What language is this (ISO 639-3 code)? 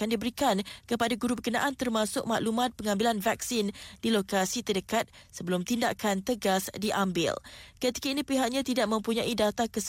msa